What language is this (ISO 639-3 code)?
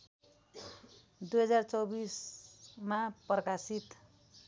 nep